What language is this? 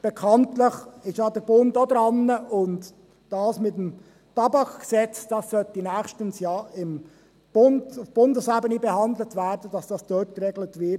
Swiss German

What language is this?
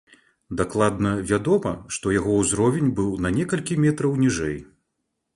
Belarusian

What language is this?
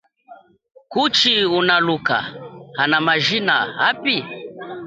Chokwe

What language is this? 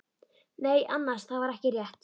Icelandic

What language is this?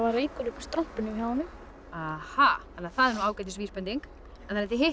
Icelandic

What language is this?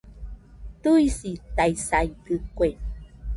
Nüpode Huitoto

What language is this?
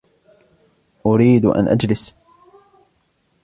Arabic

